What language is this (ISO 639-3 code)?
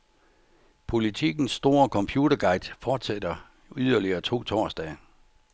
dan